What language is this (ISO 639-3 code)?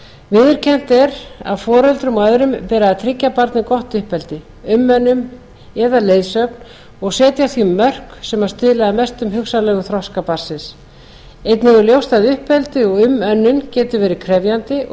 isl